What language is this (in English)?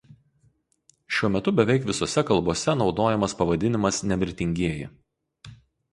Lithuanian